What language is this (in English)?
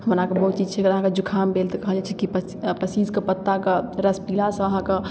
Maithili